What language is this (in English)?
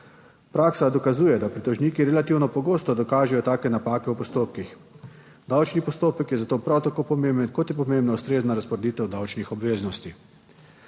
Slovenian